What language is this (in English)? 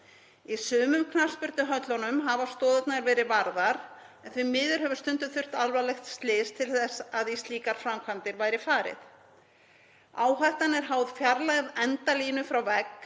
Icelandic